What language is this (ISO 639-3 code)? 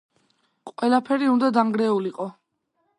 kat